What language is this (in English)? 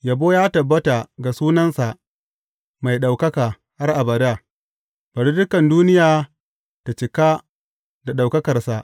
Hausa